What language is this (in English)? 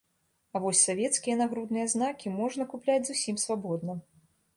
Belarusian